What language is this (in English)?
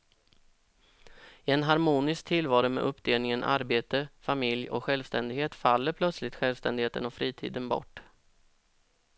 Swedish